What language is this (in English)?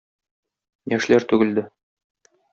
Tatar